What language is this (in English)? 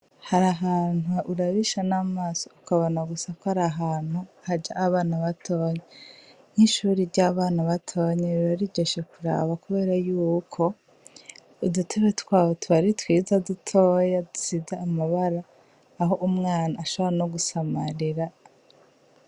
Rundi